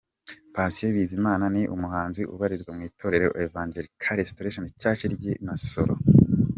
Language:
Kinyarwanda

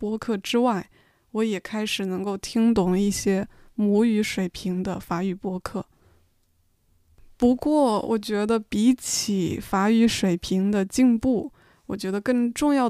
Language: Chinese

